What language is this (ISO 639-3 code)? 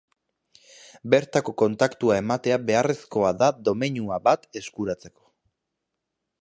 eus